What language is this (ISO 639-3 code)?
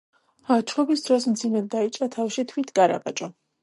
kat